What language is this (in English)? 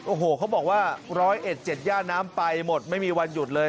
Thai